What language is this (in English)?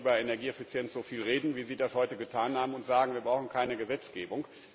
German